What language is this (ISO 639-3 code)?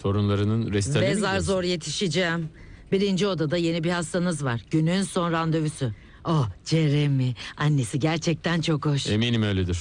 tur